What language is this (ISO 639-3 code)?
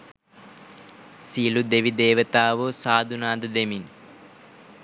sin